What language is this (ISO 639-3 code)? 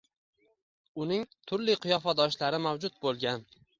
uzb